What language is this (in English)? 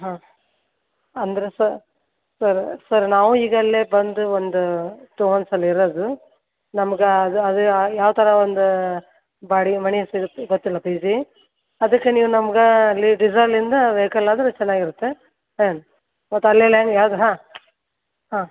Kannada